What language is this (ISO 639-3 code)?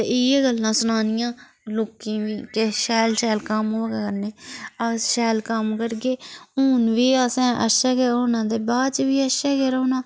doi